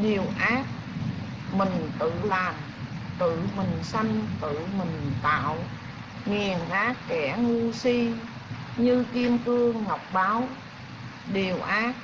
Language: Vietnamese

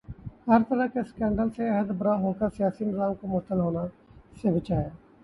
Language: Urdu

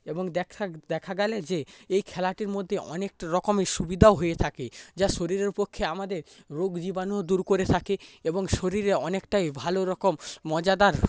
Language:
Bangla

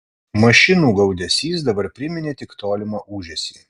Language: Lithuanian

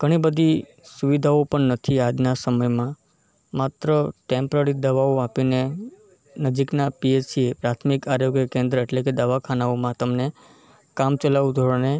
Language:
Gujarati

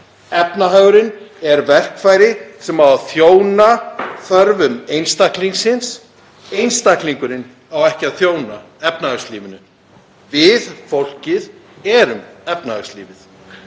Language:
Icelandic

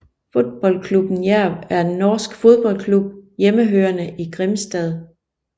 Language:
Danish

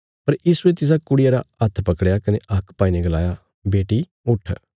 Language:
Bilaspuri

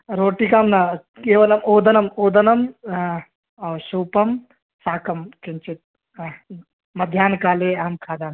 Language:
Sanskrit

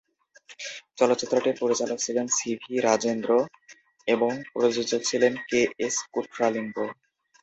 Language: Bangla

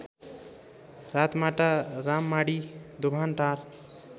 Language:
Nepali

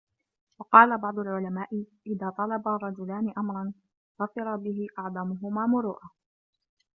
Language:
Arabic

